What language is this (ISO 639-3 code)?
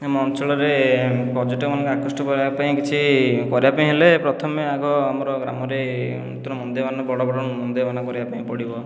ori